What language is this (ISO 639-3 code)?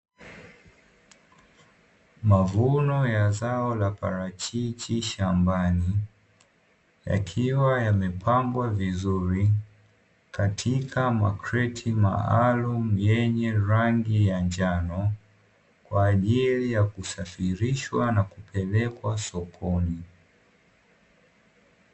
swa